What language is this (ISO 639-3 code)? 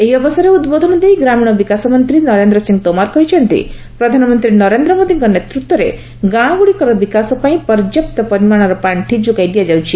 ori